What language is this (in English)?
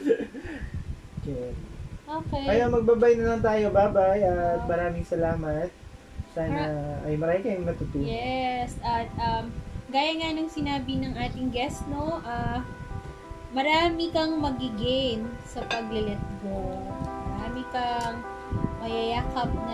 Filipino